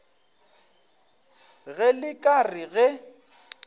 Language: Northern Sotho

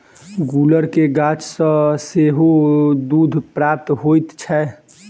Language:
Maithili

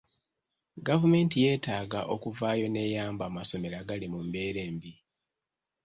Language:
Ganda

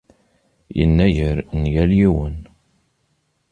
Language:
Kabyle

